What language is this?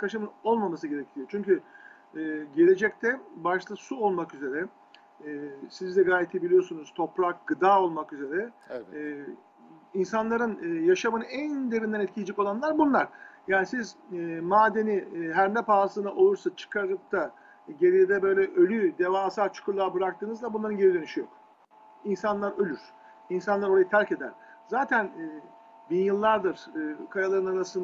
Turkish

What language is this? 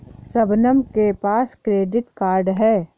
Hindi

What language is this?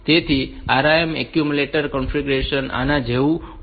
Gujarati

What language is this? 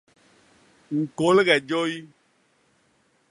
Basaa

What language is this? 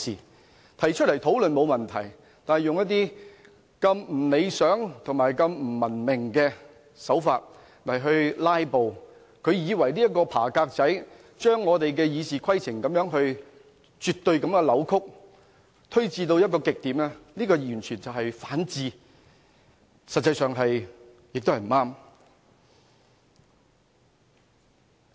Cantonese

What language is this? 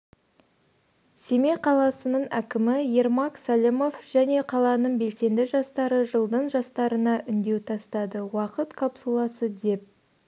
Kazakh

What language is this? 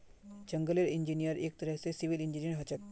Magahi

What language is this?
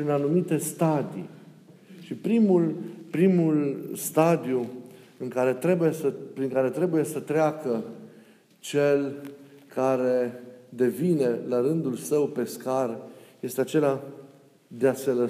Romanian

